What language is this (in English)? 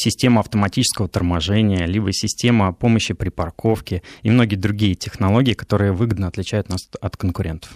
Russian